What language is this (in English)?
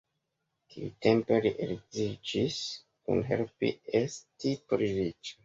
Esperanto